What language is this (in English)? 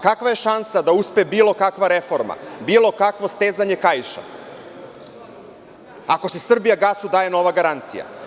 Serbian